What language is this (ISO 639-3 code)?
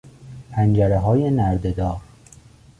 fas